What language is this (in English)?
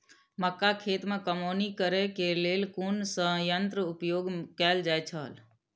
Maithili